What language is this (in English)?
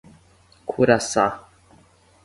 Portuguese